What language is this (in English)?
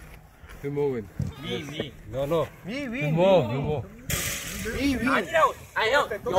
Korean